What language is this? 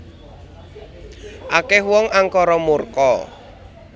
Javanese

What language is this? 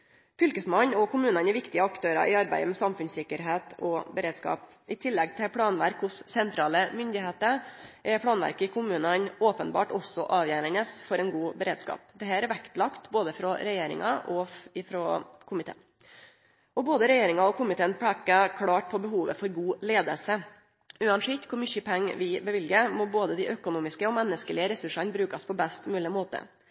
Norwegian Nynorsk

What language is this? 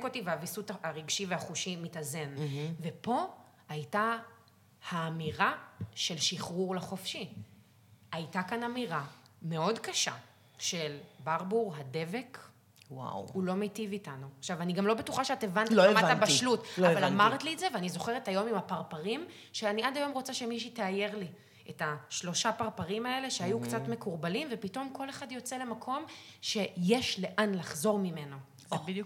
Hebrew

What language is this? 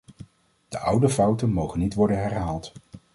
Dutch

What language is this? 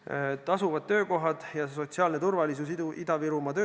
Estonian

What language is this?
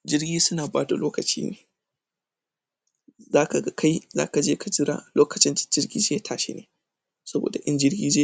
Hausa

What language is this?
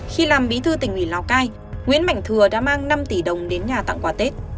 Vietnamese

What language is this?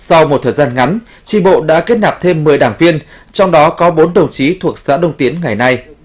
Vietnamese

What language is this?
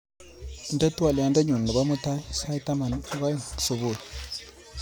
Kalenjin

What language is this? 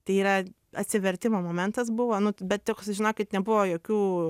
Lithuanian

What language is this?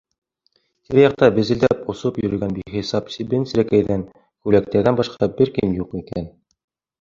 Bashkir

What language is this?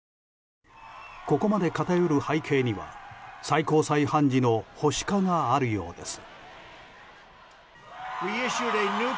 Japanese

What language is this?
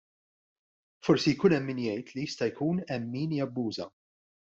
Maltese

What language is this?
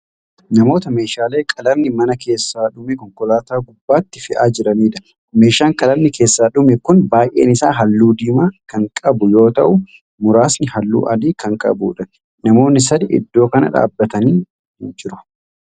Oromo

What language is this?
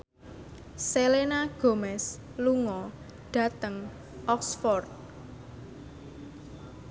Javanese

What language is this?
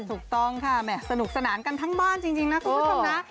Thai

